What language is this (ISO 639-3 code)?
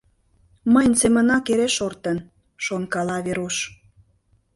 chm